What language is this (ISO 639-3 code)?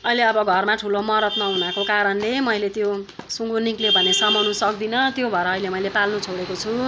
nep